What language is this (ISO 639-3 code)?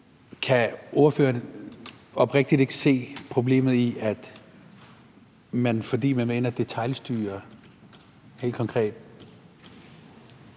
dan